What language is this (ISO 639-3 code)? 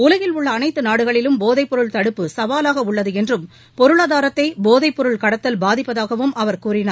tam